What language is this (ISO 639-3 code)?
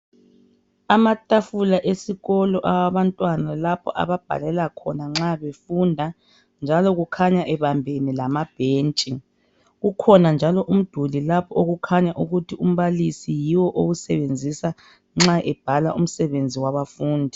nde